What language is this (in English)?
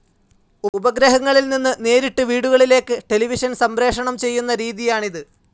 Malayalam